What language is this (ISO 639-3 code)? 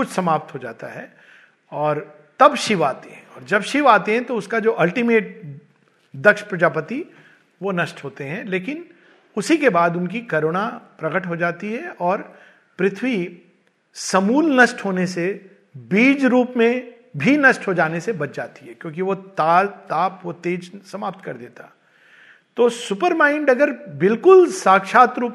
hin